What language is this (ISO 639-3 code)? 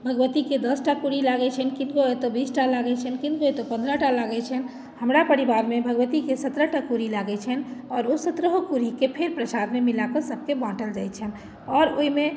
mai